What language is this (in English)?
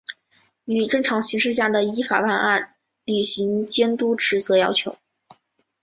Chinese